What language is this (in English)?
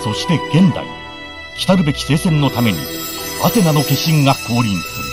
Japanese